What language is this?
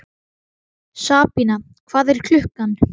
Icelandic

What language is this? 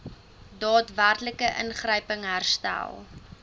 Afrikaans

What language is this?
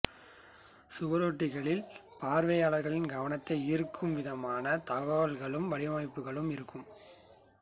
Tamil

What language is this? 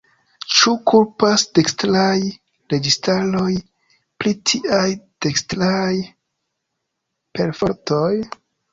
Esperanto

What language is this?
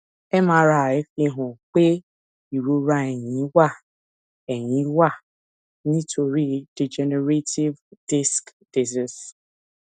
Yoruba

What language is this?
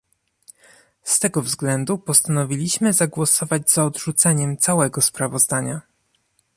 Polish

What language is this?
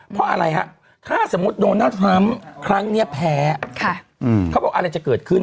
Thai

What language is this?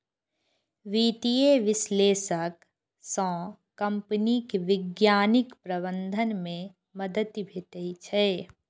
Maithili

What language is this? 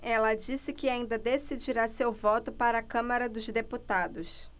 Portuguese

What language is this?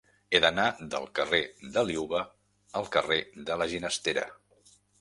Catalan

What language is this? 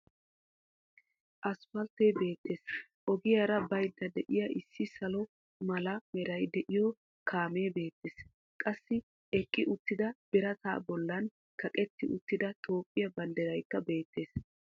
Wolaytta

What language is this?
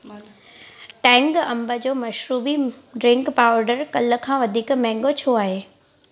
Sindhi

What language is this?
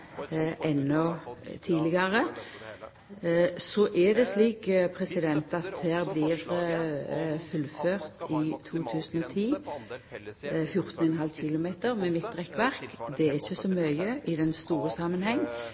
Norwegian Nynorsk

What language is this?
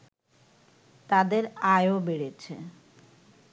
Bangla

